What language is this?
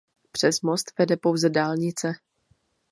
Czech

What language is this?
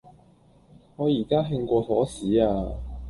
Cantonese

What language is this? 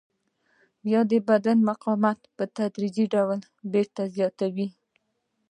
Pashto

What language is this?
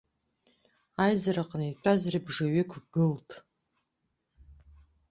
Abkhazian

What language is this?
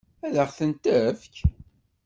Kabyle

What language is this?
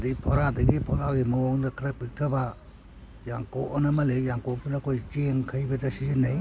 Manipuri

